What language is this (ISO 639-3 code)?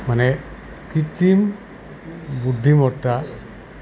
asm